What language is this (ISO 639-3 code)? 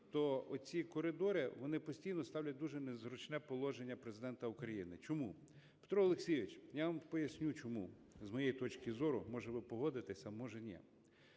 ukr